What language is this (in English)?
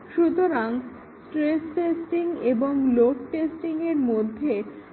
Bangla